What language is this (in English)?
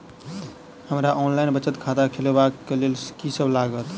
Maithili